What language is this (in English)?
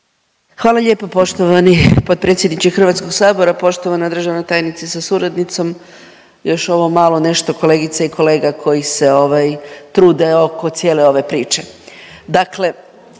Croatian